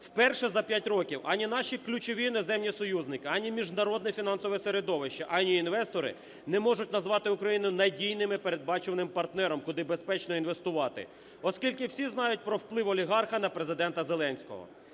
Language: Ukrainian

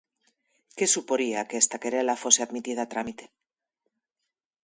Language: Galician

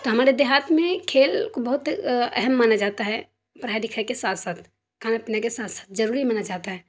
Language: Urdu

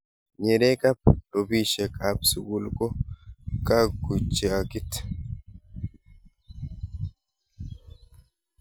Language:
Kalenjin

